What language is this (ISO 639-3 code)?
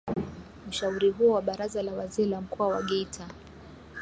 swa